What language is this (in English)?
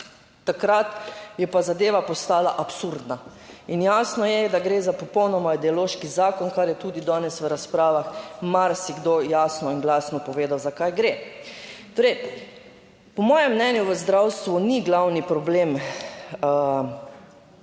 Slovenian